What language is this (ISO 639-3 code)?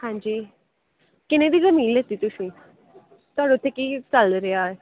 pan